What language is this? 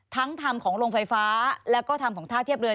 Thai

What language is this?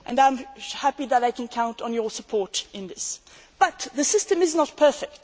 English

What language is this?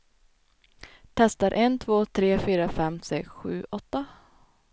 Swedish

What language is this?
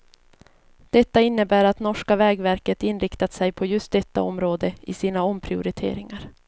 Swedish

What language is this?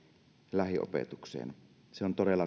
Finnish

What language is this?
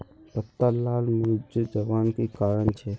Magahi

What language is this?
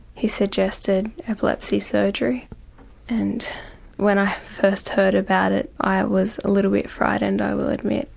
English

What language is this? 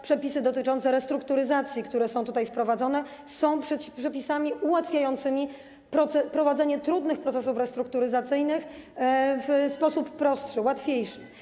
Polish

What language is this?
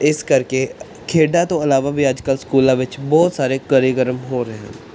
Punjabi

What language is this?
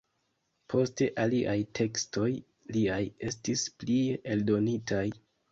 Esperanto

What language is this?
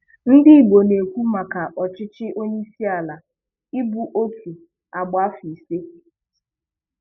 Igbo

